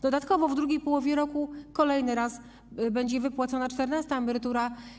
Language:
Polish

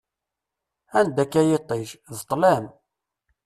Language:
Kabyle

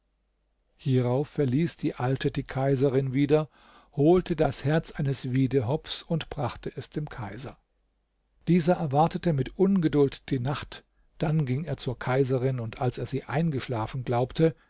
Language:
German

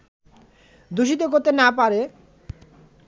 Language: Bangla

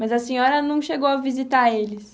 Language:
Portuguese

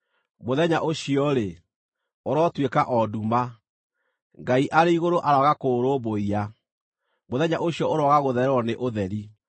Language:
Kikuyu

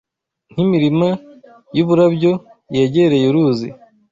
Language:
Kinyarwanda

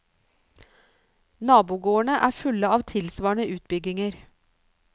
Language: Norwegian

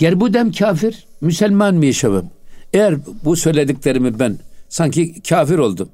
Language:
Turkish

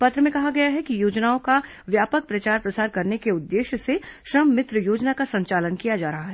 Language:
Hindi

